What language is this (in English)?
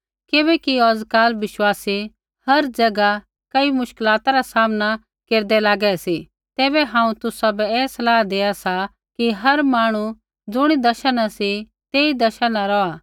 Kullu Pahari